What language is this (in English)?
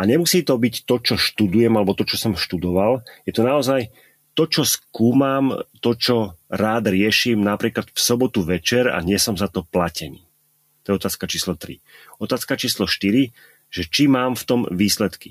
Slovak